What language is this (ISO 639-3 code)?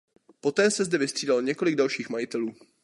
ces